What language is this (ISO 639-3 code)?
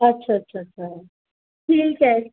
snd